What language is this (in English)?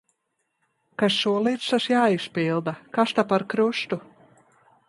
Latvian